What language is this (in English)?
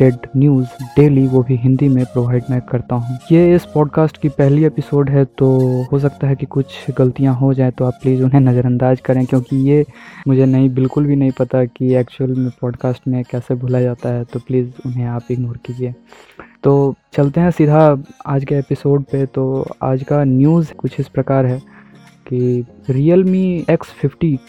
Hindi